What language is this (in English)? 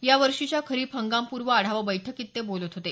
Marathi